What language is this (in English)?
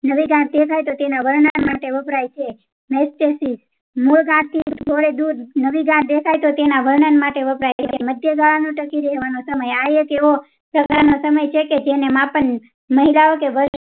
Gujarati